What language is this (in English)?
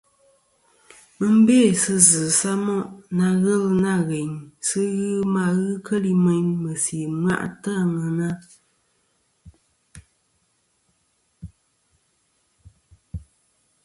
Kom